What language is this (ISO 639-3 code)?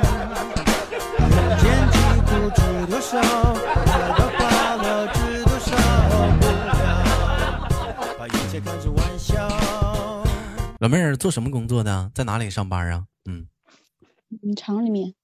zho